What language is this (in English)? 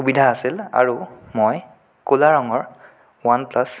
Assamese